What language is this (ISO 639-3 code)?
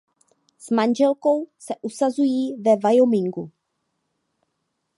ces